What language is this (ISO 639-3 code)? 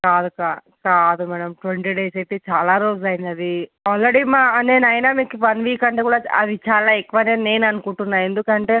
tel